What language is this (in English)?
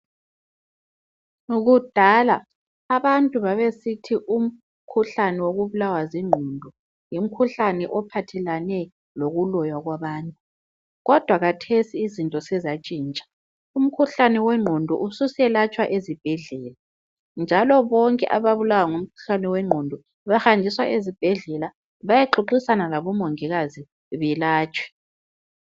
North Ndebele